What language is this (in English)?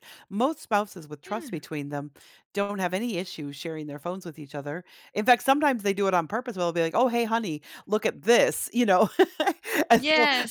English